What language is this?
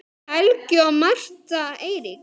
Icelandic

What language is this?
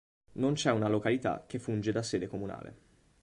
Italian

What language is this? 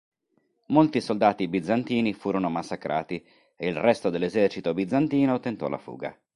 Italian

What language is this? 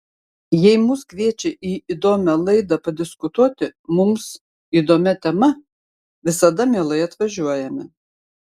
Lithuanian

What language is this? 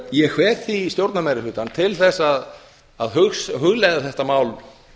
Icelandic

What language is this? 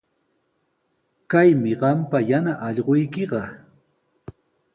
Sihuas Ancash Quechua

